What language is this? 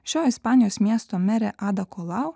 Lithuanian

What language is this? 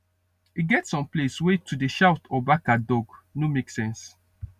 Nigerian Pidgin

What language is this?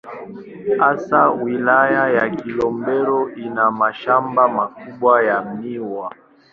Swahili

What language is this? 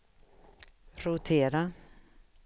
Swedish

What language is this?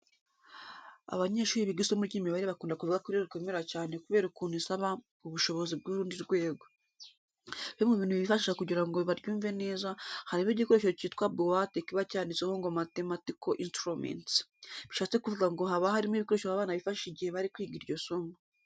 Kinyarwanda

